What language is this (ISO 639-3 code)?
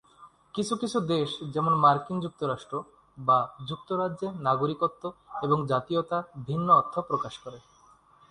ben